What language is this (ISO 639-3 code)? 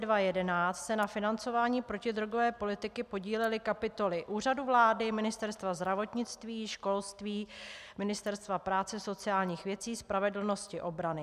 ces